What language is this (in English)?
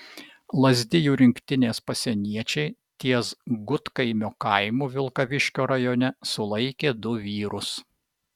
Lithuanian